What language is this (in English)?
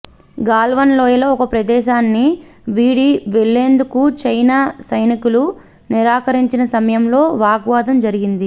Telugu